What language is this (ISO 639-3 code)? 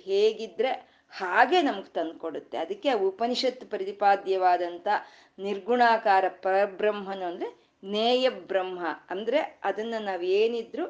kan